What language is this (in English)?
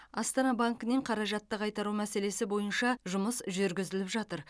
Kazakh